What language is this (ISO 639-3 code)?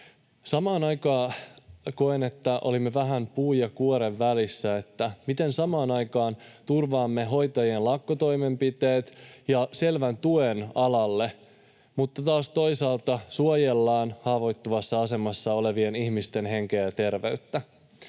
fin